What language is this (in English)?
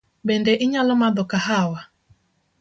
Luo (Kenya and Tanzania)